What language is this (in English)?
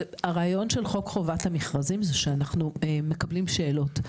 Hebrew